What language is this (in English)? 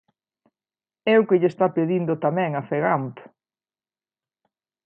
Galician